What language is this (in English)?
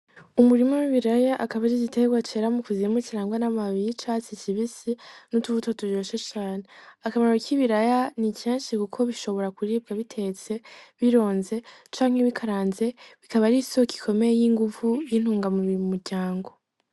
Rundi